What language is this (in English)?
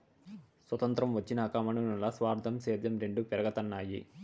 Telugu